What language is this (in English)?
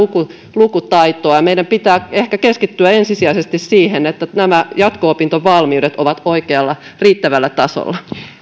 Finnish